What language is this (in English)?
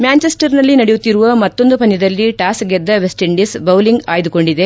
Kannada